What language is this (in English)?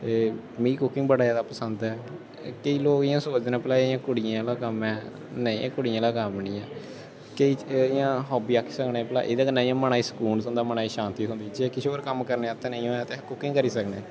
Dogri